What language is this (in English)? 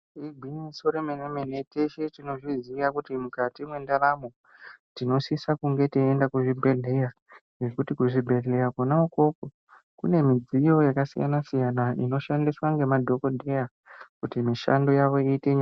Ndau